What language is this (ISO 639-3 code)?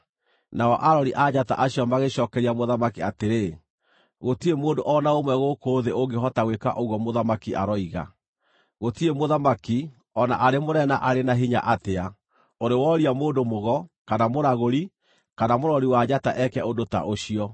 kik